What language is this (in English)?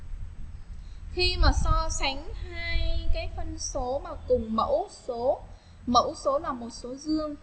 Vietnamese